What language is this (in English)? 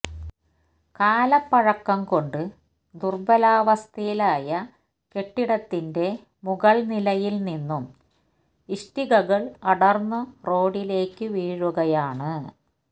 Malayalam